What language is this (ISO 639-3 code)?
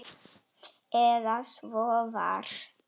isl